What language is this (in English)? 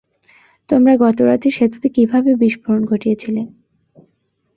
Bangla